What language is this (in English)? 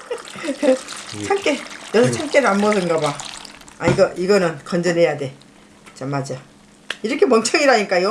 Korean